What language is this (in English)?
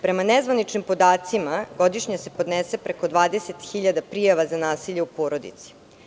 Serbian